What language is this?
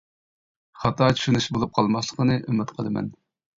Uyghur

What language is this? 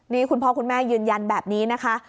Thai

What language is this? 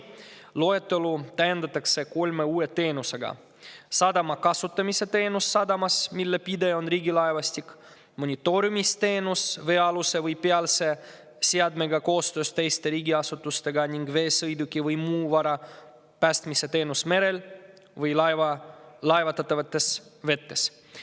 Estonian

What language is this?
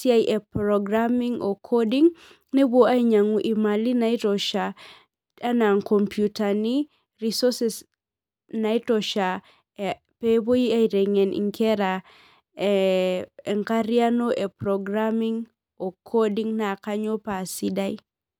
Masai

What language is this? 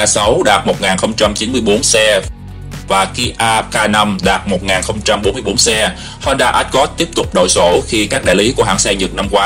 Vietnamese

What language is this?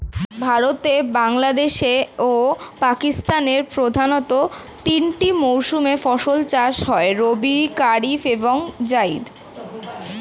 Bangla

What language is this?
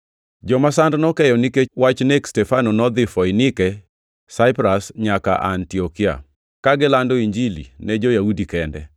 Luo (Kenya and Tanzania)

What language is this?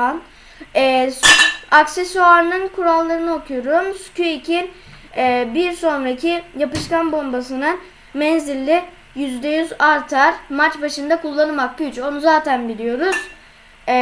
Turkish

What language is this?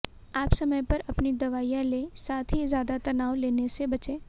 Hindi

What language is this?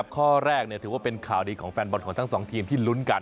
Thai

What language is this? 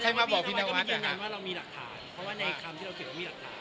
Thai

